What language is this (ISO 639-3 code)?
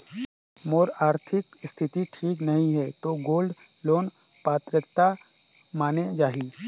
hne